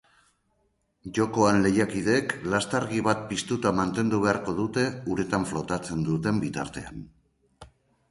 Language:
Basque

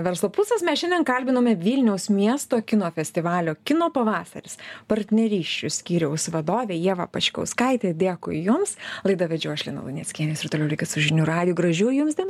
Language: Lithuanian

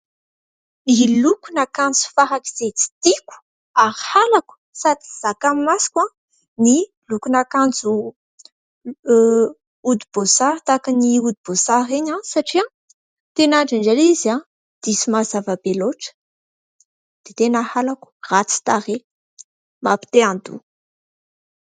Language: Malagasy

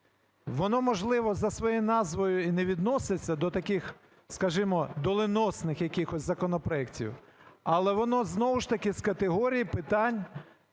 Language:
Ukrainian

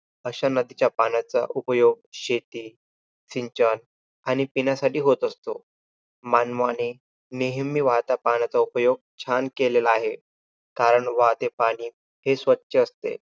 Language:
Marathi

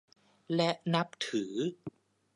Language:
Thai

